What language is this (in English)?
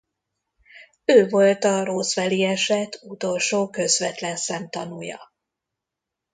Hungarian